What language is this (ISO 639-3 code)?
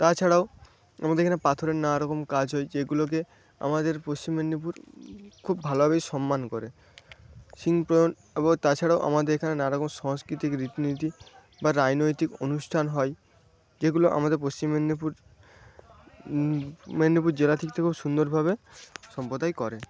ben